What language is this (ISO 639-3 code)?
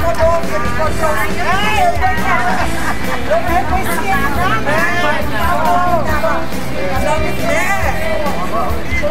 por